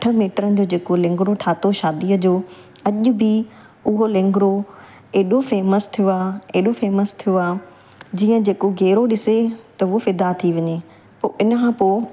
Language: Sindhi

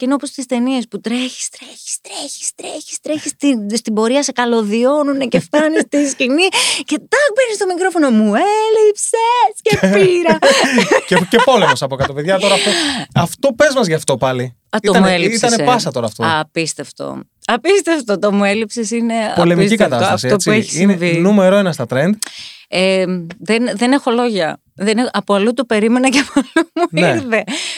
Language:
Greek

